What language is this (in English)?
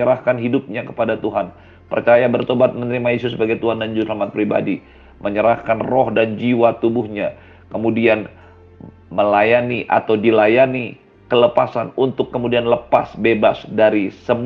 Indonesian